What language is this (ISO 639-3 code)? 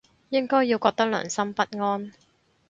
yue